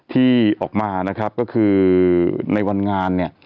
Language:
Thai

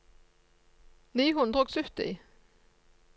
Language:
Norwegian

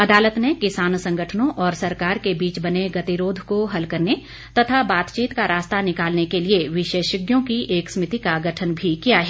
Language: Hindi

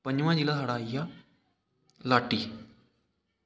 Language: Dogri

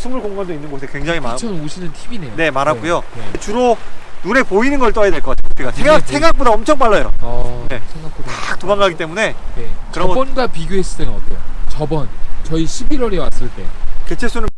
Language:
Korean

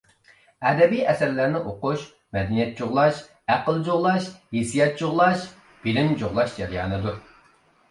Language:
Uyghur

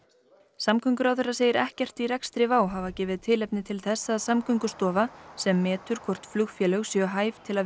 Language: Icelandic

